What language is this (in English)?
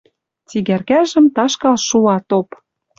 Western Mari